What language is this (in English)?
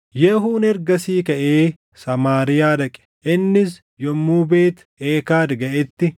Oromo